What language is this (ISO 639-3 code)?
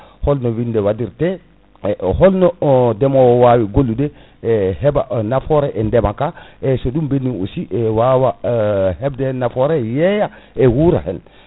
ful